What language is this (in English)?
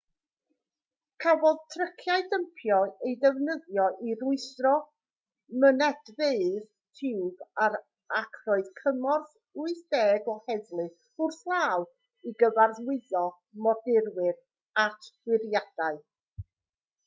Welsh